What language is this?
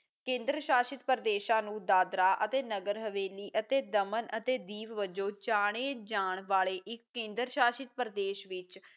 Punjabi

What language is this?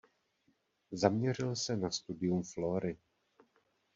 Czech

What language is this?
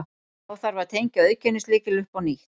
Icelandic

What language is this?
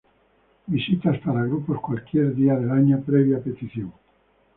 Spanish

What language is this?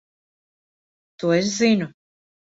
Latvian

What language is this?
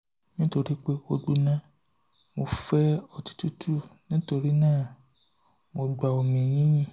Yoruba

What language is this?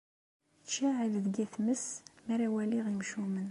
Kabyle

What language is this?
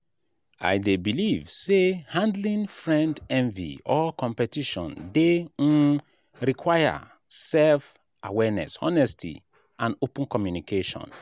Nigerian Pidgin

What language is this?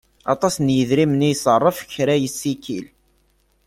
Kabyle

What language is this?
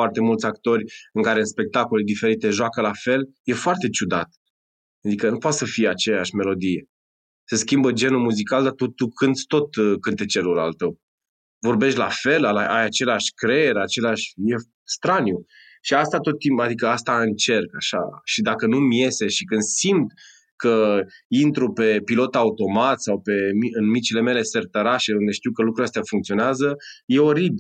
Romanian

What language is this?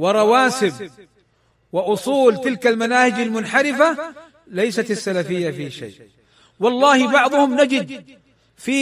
Arabic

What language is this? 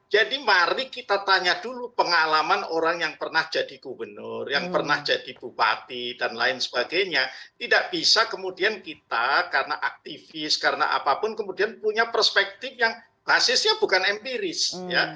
Indonesian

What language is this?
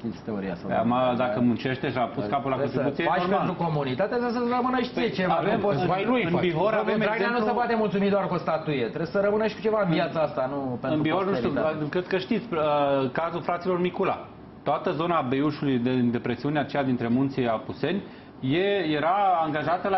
Romanian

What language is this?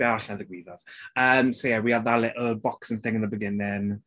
Welsh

